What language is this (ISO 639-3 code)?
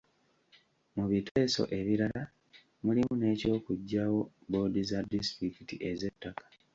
lug